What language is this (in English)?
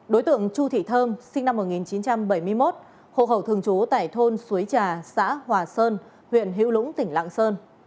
Vietnamese